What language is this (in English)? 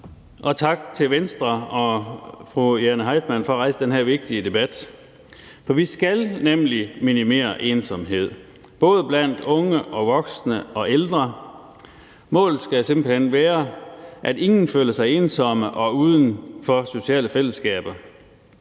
Danish